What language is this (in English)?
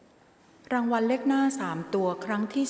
Thai